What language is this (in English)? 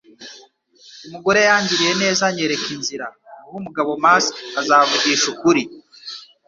Kinyarwanda